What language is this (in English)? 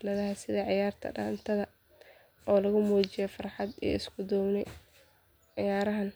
Somali